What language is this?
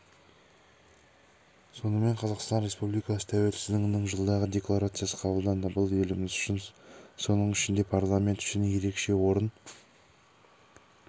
Kazakh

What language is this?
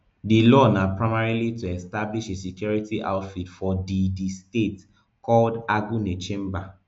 Nigerian Pidgin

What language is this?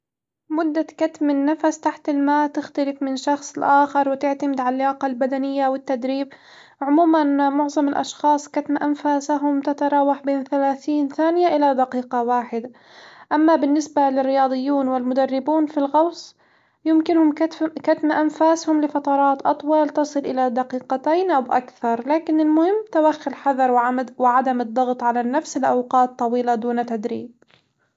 Hijazi Arabic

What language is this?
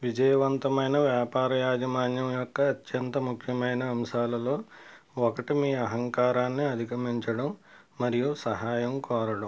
Telugu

